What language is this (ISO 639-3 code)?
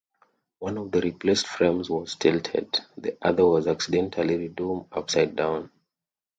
eng